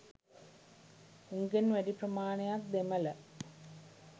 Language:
Sinhala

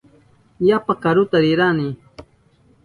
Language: Southern Pastaza Quechua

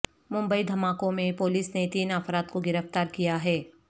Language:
Urdu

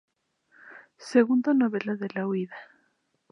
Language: Spanish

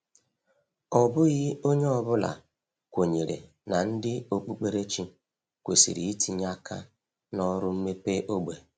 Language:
Igbo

